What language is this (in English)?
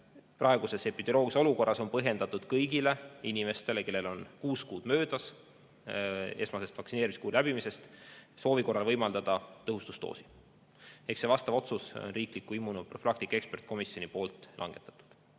Estonian